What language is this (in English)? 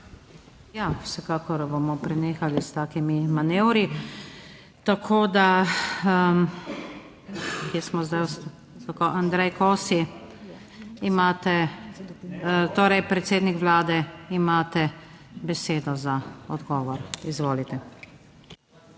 Slovenian